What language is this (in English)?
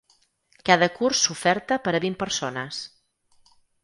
Catalan